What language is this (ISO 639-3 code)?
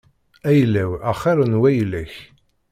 kab